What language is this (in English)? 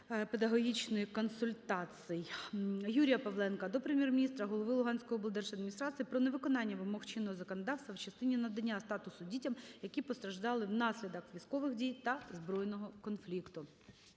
Ukrainian